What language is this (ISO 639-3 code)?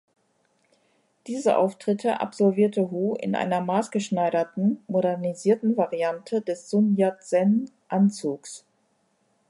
deu